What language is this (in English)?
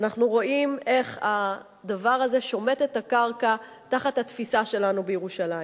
Hebrew